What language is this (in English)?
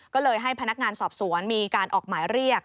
Thai